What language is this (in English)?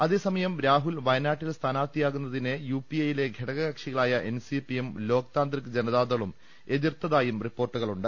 Malayalam